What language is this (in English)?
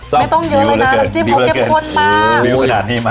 Thai